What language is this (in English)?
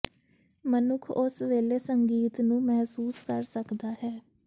Punjabi